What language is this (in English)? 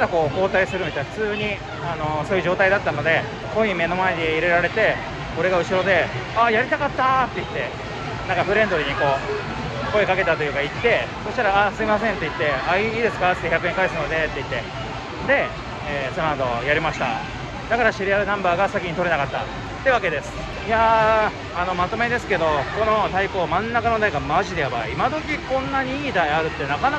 Japanese